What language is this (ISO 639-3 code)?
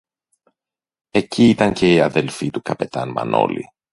ell